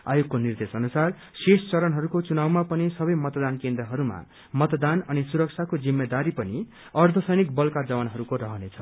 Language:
Nepali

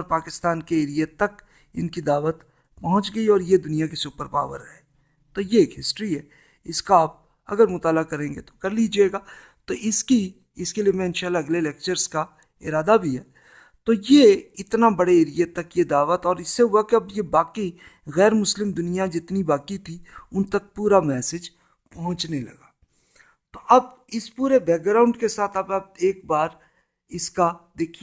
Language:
Urdu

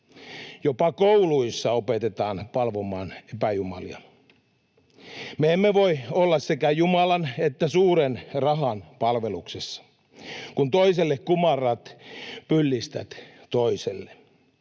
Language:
Finnish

